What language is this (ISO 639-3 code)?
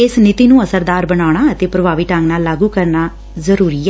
pan